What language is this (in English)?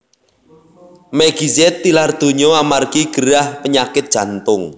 Javanese